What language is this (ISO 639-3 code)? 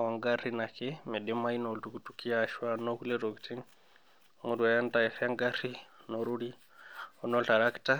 mas